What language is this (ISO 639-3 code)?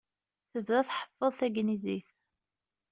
kab